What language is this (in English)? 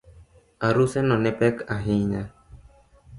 Luo (Kenya and Tanzania)